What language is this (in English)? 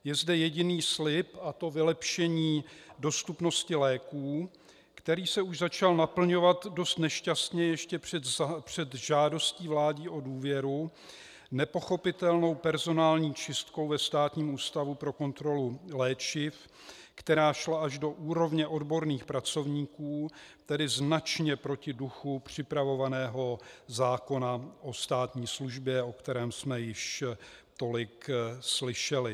Czech